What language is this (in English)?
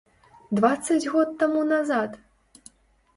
Belarusian